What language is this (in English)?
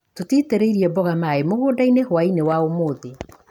Kikuyu